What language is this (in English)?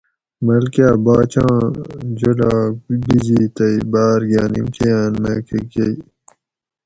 Gawri